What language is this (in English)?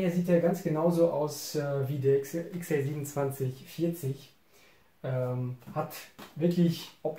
German